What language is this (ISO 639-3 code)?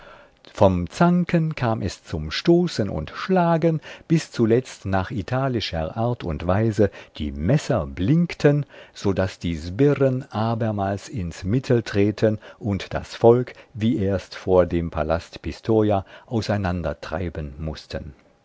deu